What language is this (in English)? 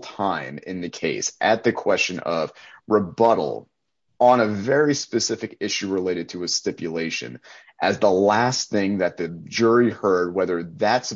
English